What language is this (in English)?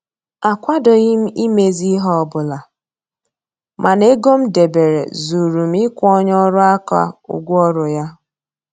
Igbo